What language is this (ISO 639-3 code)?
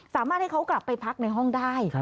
tha